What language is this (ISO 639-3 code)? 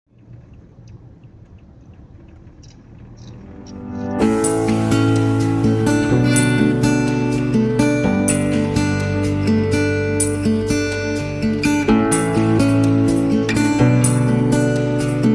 ind